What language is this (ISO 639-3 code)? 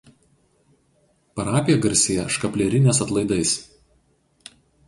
lit